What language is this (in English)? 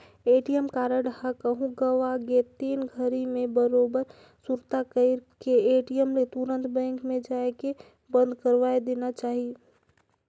Chhattisgarhi